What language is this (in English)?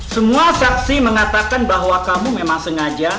Indonesian